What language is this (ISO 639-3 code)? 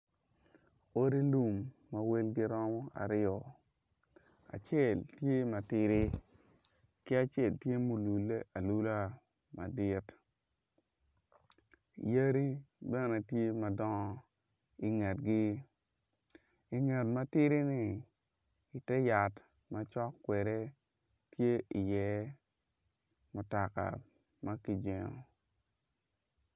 ach